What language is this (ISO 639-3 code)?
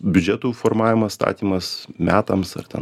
lit